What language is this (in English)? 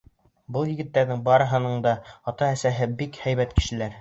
Bashkir